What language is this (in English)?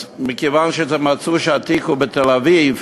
Hebrew